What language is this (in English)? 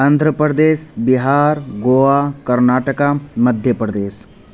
Urdu